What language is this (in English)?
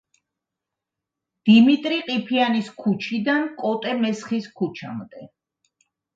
Georgian